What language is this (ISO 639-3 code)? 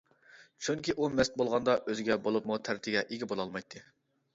uig